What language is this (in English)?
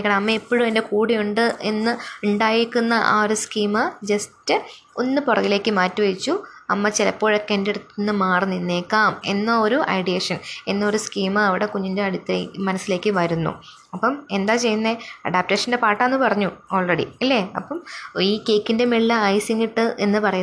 Malayalam